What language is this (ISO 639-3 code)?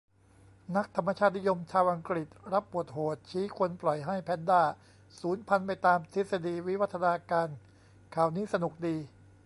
tha